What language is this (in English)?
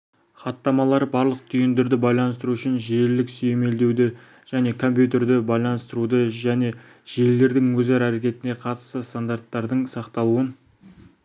Kazakh